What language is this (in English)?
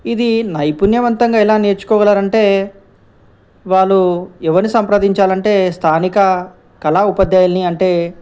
Telugu